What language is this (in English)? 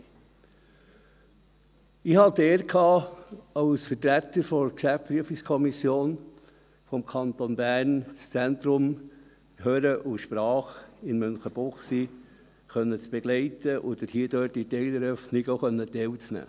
Swiss German